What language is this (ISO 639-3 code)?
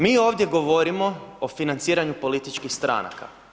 hrv